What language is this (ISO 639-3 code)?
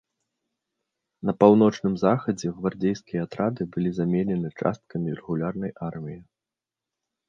bel